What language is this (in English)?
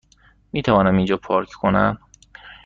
Persian